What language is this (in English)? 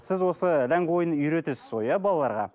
Kazakh